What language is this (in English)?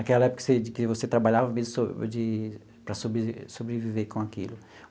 Portuguese